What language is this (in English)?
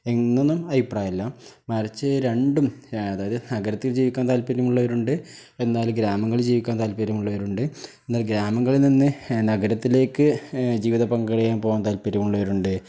Malayalam